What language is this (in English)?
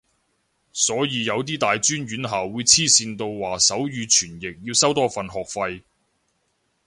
Cantonese